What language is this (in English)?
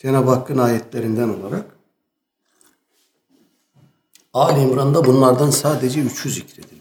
Turkish